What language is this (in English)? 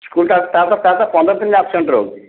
Odia